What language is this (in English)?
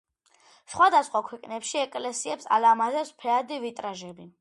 Georgian